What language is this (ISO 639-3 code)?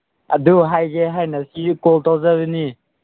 mni